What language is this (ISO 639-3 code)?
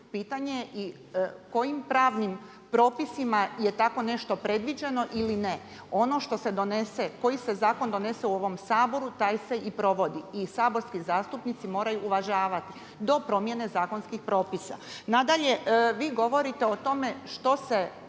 hrv